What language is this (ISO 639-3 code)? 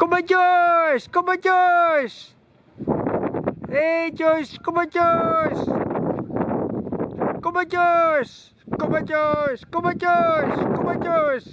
nld